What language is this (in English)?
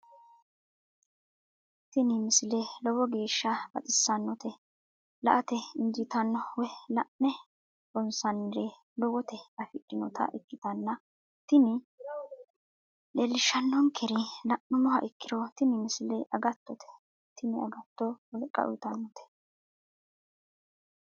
Sidamo